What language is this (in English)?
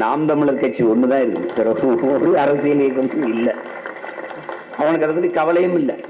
Tamil